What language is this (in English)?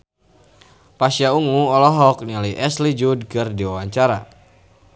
Sundanese